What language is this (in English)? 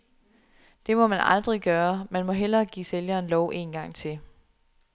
Danish